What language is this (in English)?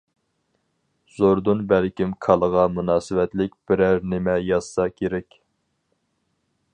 Uyghur